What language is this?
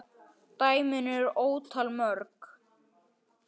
Icelandic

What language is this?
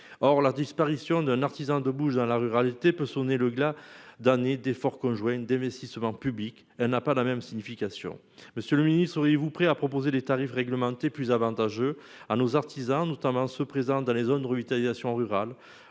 French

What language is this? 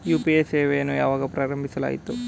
Kannada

